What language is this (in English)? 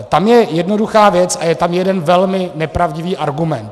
Czech